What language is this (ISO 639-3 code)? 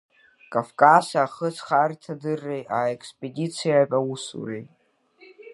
abk